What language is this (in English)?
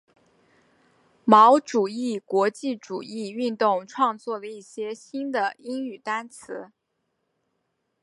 Chinese